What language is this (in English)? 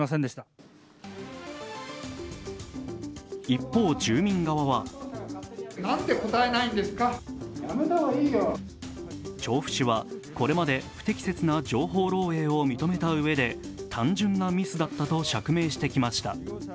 Japanese